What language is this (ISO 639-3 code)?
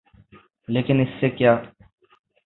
urd